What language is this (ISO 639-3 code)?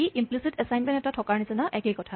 asm